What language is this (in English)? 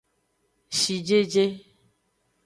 Aja (Benin)